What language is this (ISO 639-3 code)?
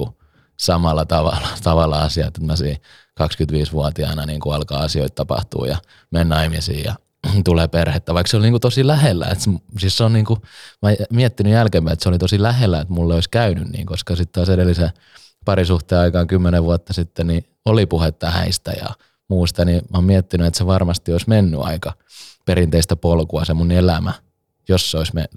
fin